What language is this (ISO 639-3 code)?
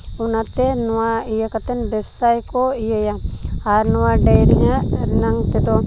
sat